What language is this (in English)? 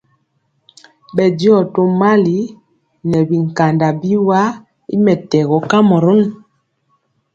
Mpiemo